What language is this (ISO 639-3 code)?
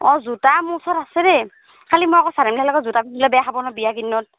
asm